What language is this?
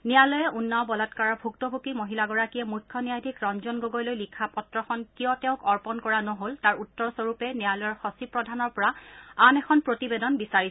Assamese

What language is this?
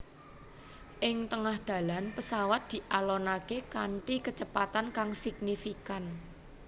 Javanese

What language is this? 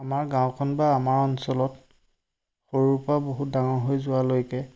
Assamese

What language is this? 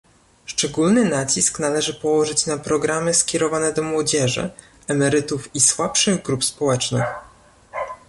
Polish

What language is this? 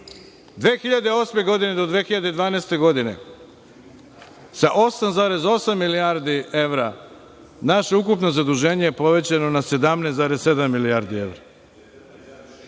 Serbian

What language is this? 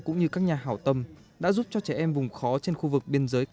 Vietnamese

